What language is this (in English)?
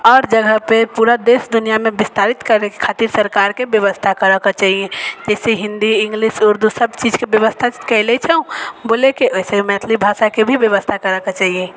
Maithili